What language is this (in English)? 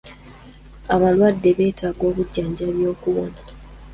Ganda